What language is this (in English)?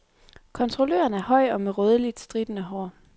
Danish